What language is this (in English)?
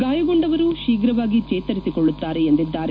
Kannada